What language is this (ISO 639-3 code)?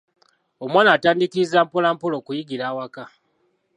lug